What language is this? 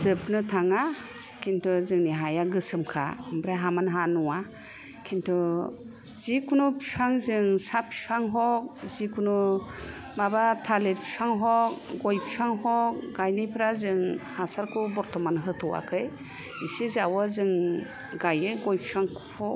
Bodo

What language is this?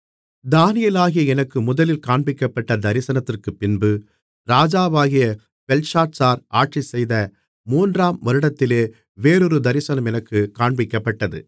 Tamil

